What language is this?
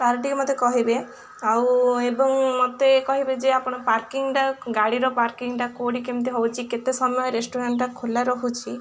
Odia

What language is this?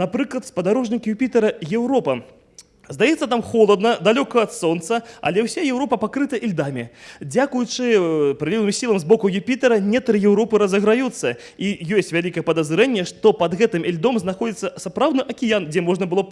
Russian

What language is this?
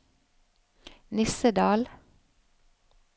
Norwegian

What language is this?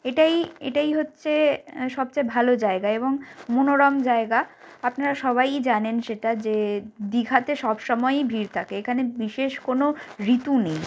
Bangla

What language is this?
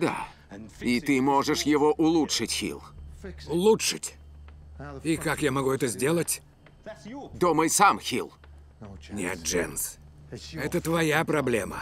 Russian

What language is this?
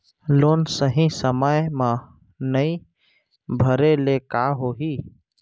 Chhattisgarhi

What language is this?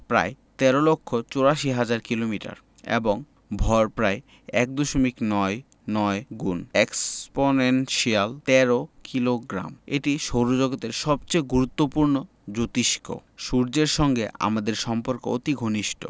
Bangla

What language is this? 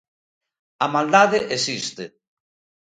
Galician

